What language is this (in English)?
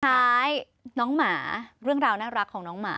Thai